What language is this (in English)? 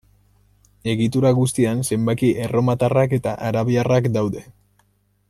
Basque